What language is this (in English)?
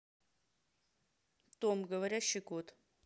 Russian